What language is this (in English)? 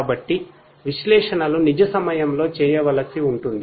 Telugu